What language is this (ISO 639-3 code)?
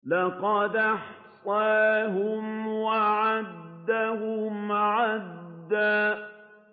ara